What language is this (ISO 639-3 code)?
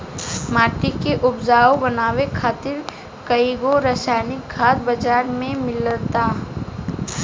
bho